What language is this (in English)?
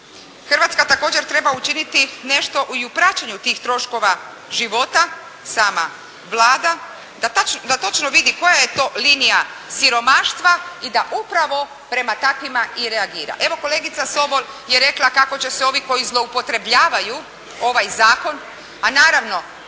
Croatian